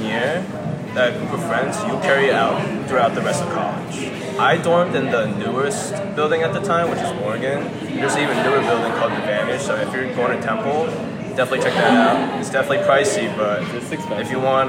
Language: English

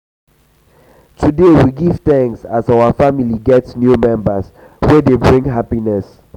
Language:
Nigerian Pidgin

